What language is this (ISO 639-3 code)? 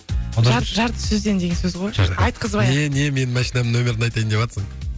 kaz